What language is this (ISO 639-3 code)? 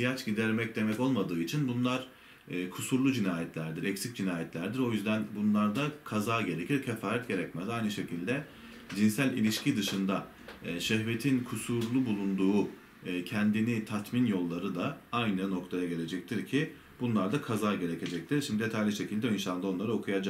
tur